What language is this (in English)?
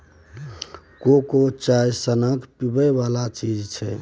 Maithili